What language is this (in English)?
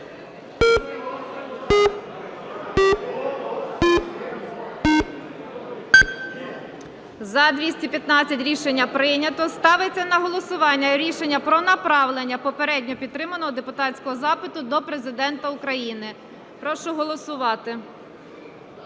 Ukrainian